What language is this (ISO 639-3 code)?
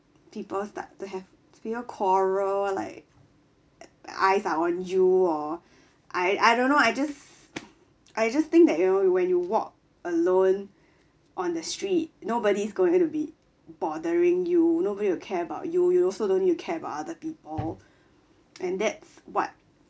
eng